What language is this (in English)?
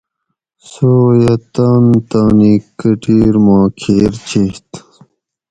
Gawri